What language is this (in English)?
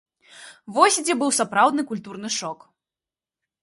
Belarusian